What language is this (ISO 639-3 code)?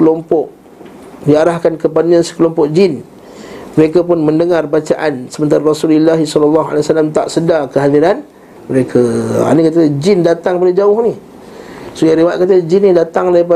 msa